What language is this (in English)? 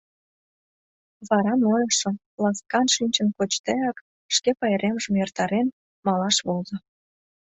Mari